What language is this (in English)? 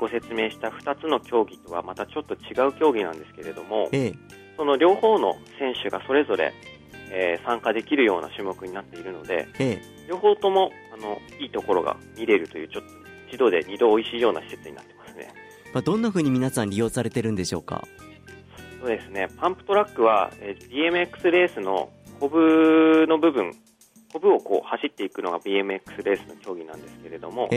Japanese